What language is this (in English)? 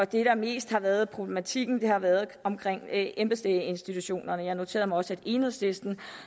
Danish